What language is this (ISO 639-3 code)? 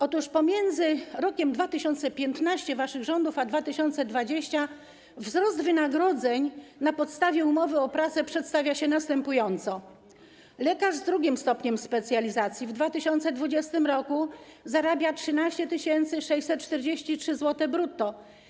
pol